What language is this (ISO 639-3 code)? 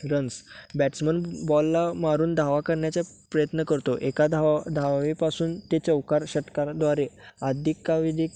mar